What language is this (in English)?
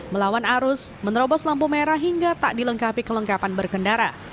Indonesian